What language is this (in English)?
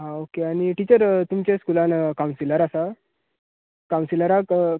Konkani